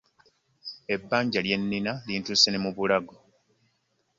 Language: Ganda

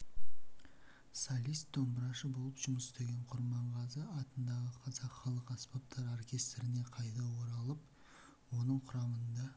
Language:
Kazakh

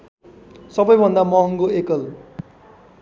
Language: Nepali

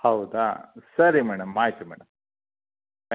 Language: Kannada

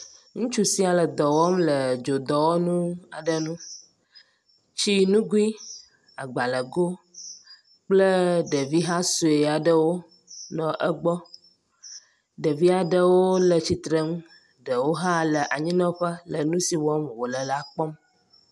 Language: Ewe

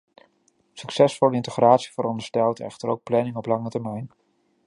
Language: Dutch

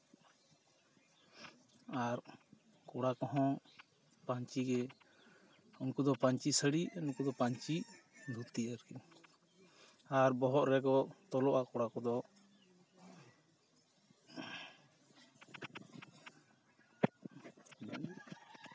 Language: Santali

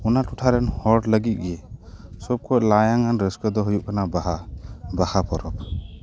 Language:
Santali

